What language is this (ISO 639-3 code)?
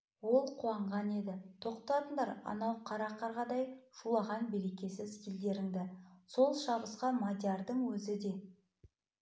kaz